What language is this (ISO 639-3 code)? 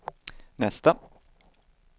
swe